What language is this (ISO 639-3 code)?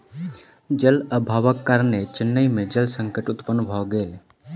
mai